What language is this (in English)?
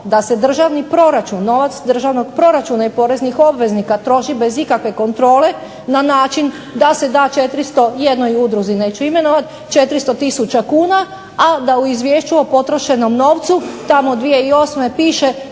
Croatian